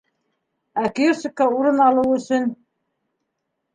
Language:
Bashkir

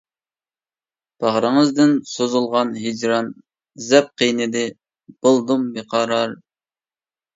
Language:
Uyghur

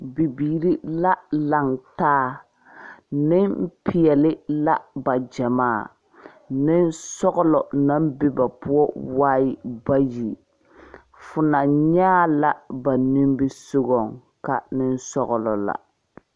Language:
Southern Dagaare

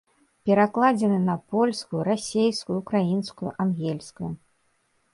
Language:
Belarusian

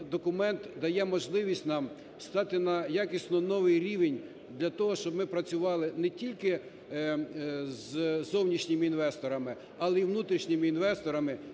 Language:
Ukrainian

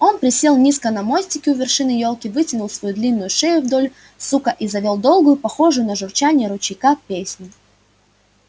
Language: Russian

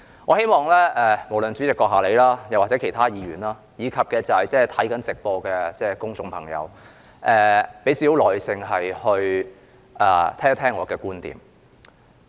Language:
Cantonese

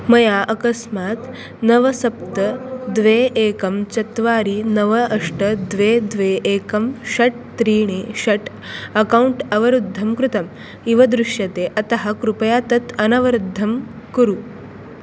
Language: Sanskrit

